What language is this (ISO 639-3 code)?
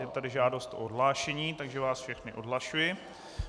ces